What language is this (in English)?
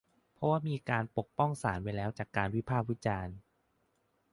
Thai